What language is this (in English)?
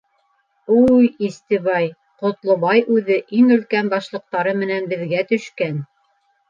Bashkir